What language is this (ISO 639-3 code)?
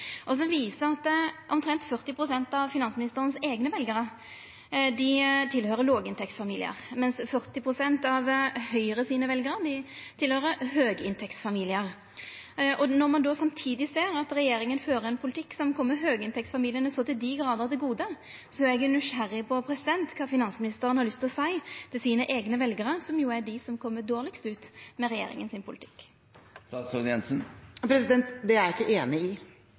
nor